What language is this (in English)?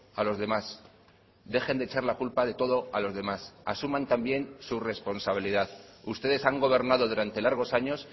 Spanish